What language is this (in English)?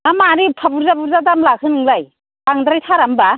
Bodo